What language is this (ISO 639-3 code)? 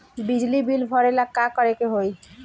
bho